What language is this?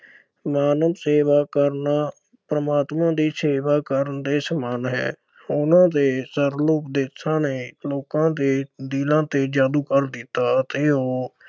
Punjabi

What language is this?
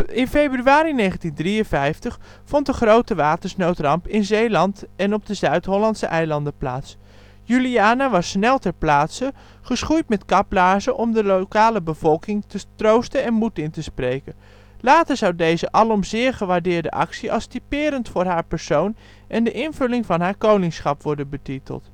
Dutch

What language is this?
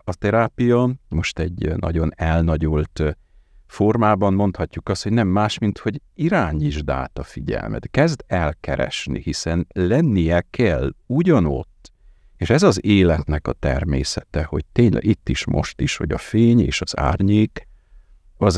Hungarian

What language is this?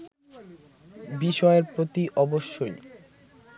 Bangla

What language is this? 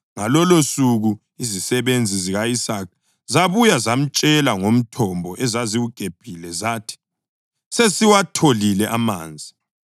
North Ndebele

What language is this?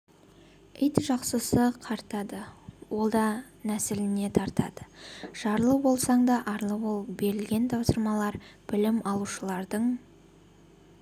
Kazakh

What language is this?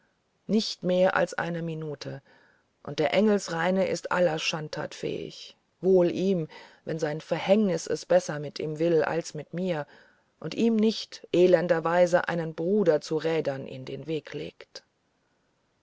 German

